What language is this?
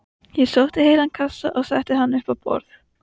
Icelandic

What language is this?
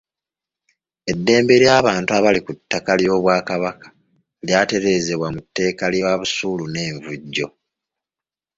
Ganda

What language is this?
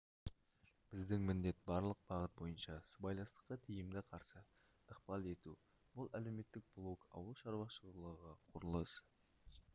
Kazakh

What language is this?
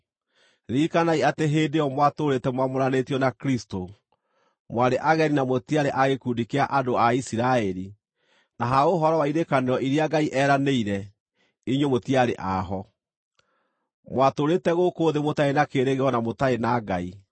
Kikuyu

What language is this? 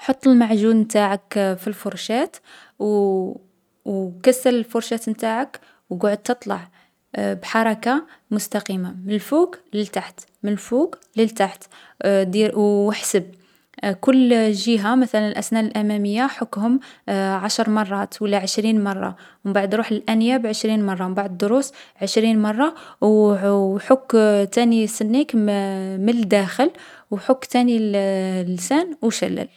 Algerian Arabic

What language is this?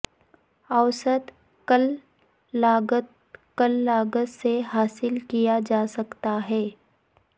Urdu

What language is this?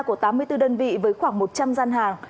Vietnamese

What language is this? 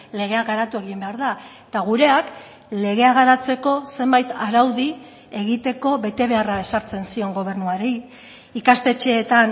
Basque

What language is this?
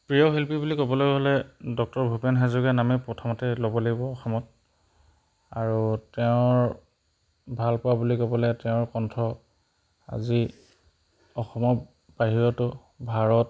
Assamese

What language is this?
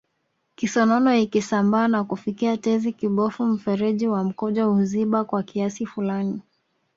Swahili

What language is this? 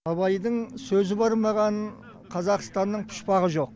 Kazakh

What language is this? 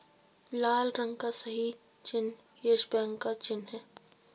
Hindi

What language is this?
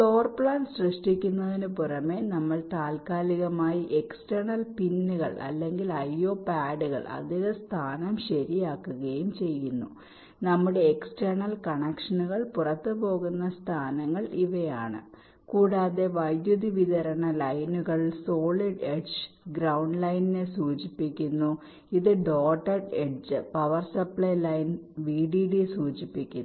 Malayalam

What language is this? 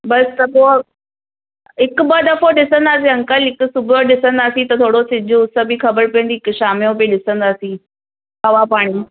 Sindhi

